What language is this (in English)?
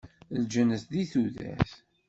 Kabyle